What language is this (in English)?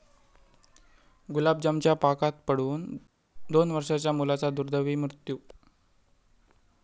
Marathi